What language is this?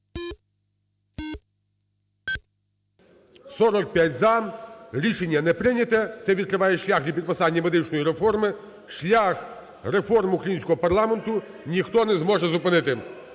Ukrainian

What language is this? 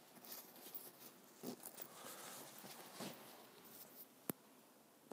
Japanese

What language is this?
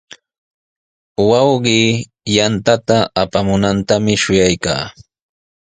Sihuas Ancash Quechua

